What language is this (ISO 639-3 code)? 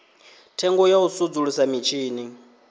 ven